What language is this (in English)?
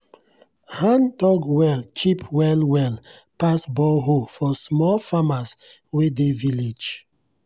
Nigerian Pidgin